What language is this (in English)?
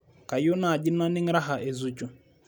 Masai